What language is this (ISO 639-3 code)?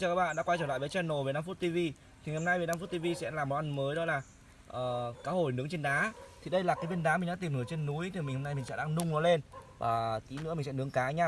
vie